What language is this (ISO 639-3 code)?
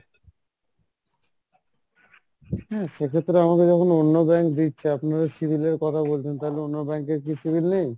ben